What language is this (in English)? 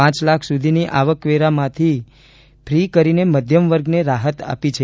Gujarati